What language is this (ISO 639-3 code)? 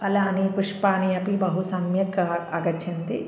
san